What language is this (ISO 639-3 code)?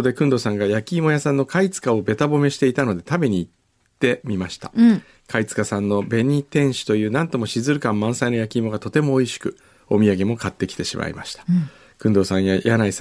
jpn